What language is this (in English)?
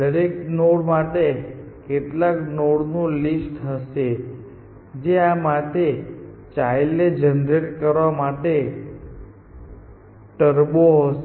Gujarati